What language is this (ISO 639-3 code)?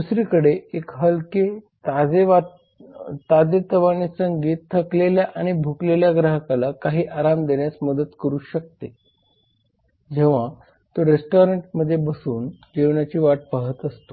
mar